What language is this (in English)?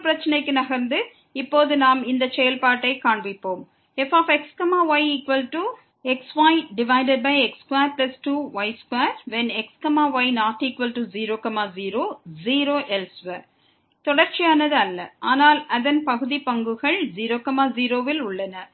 Tamil